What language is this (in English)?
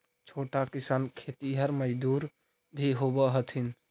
Magahi